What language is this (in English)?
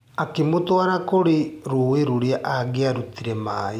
Kikuyu